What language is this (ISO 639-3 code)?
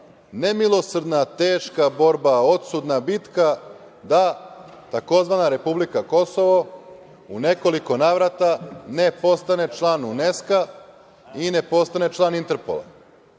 srp